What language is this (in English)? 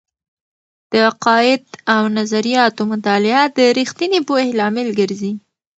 Pashto